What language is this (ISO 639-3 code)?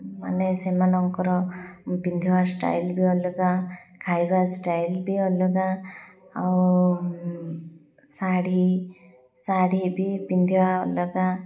ori